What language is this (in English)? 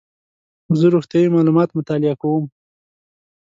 Pashto